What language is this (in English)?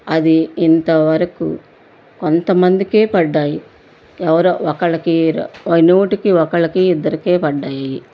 Telugu